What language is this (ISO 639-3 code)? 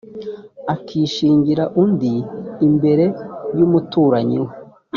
kin